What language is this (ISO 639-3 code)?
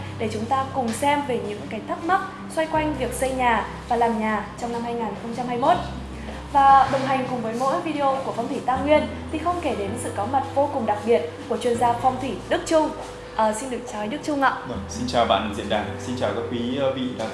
vie